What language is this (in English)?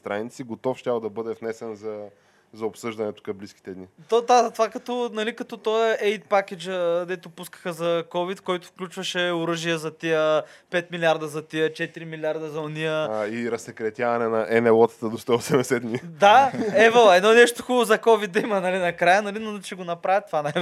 Bulgarian